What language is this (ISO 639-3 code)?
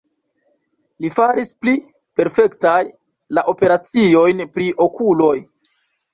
epo